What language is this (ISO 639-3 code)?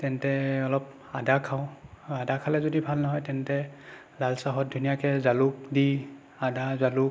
asm